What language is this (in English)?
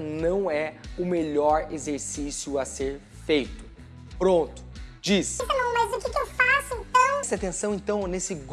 Portuguese